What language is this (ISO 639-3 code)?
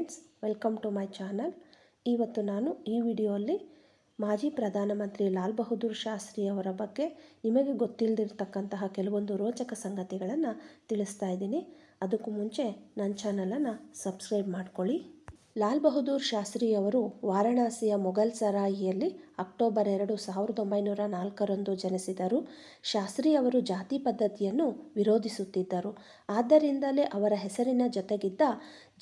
kan